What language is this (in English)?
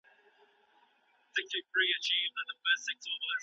Pashto